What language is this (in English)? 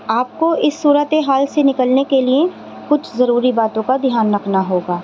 Urdu